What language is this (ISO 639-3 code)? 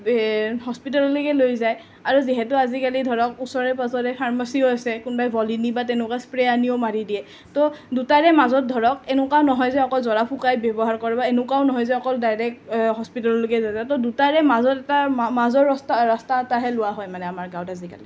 asm